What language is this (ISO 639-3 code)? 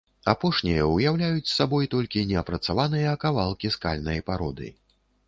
bel